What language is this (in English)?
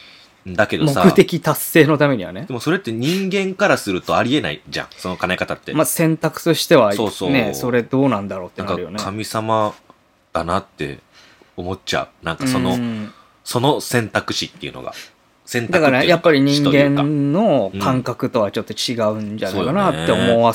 Japanese